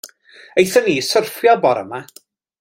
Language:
Welsh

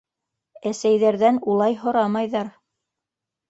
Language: Bashkir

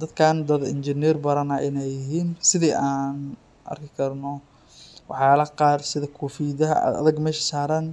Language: Somali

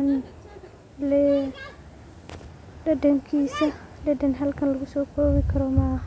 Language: Somali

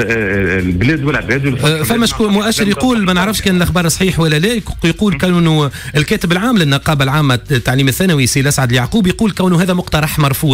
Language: Arabic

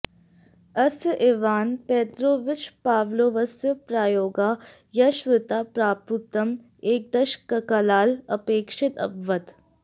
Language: Sanskrit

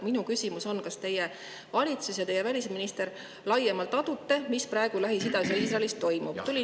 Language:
Estonian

